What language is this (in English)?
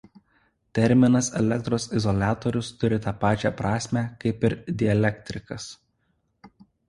Lithuanian